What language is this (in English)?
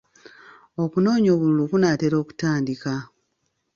Ganda